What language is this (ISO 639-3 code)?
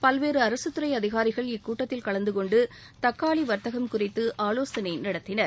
tam